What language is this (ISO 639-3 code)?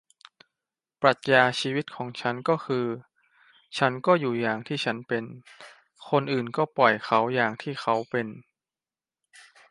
tha